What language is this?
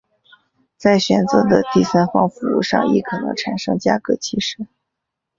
Chinese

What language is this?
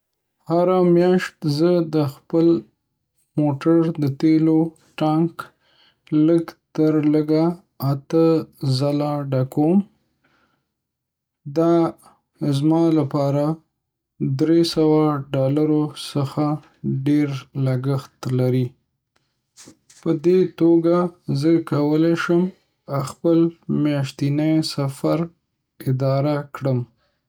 Pashto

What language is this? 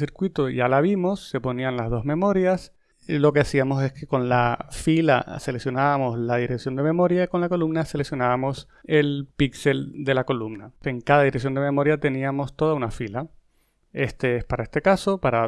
Spanish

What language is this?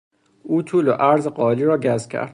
Persian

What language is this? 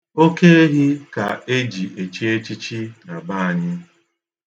Igbo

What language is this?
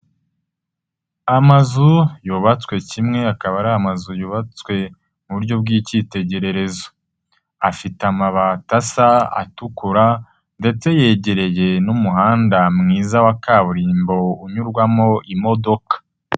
Kinyarwanda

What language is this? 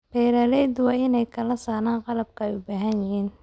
Somali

